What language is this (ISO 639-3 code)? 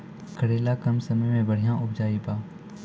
mai